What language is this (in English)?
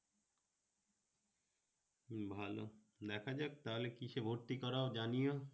Bangla